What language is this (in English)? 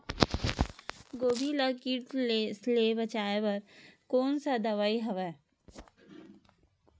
Chhattisgarhi